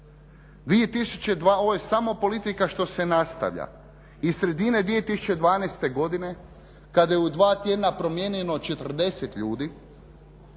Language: Croatian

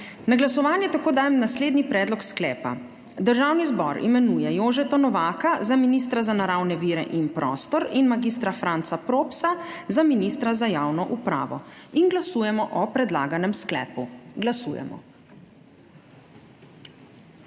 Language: Slovenian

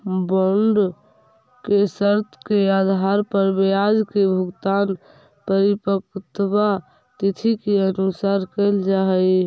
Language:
Magahi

